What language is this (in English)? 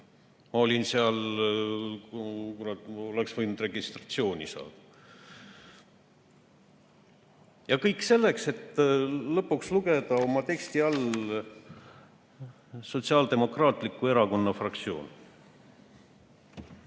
Estonian